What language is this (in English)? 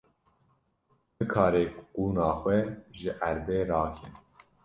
Kurdish